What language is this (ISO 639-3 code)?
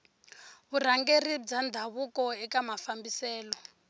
tso